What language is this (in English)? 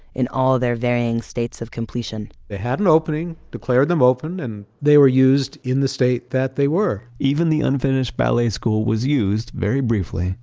English